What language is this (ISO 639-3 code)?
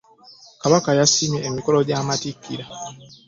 lug